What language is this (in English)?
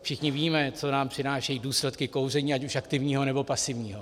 Czech